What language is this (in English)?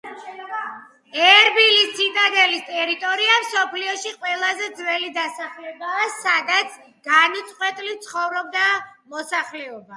Georgian